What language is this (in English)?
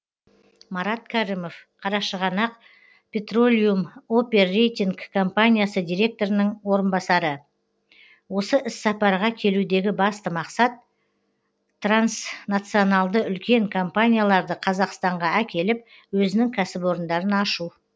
Kazakh